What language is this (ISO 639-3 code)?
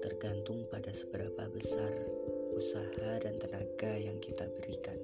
ind